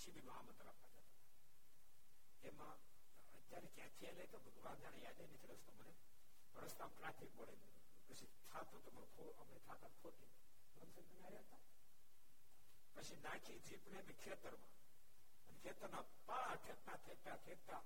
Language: Gujarati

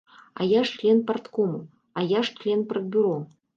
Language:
Belarusian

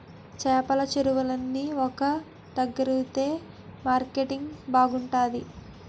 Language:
Telugu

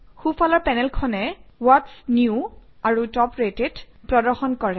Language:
Assamese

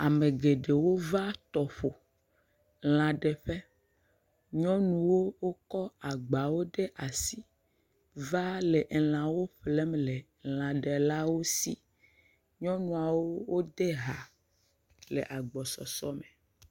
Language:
Ewe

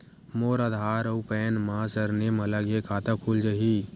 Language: Chhattisgarhi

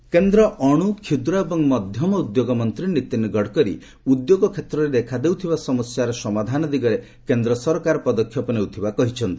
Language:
Odia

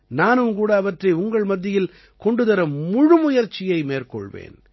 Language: Tamil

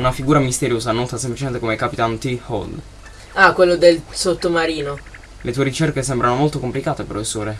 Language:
Italian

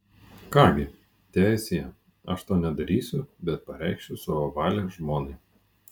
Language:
Lithuanian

